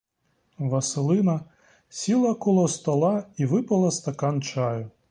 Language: Ukrainian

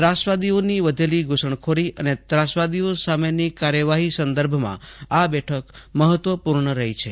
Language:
Gujarati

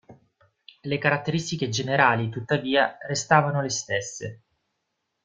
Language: Italian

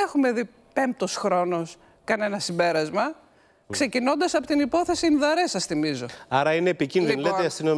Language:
Greek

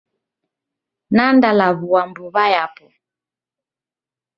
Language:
Taita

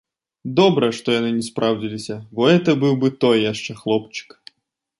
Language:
Belarusian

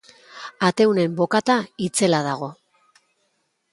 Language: Basque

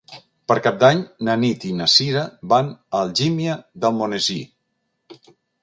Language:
Catalan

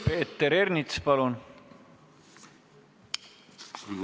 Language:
Estonian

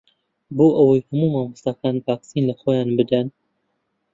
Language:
Central Kurdish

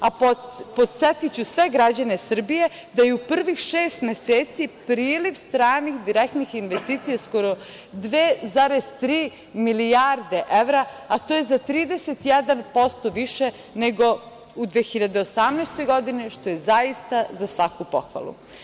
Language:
Serbian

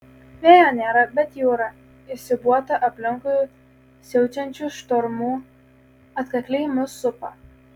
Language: Lithuanian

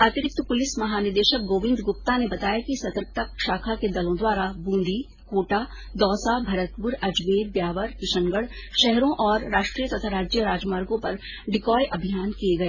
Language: Hindi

